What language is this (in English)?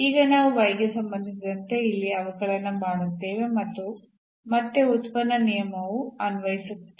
Kannada